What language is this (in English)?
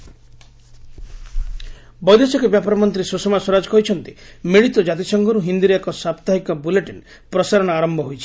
Odia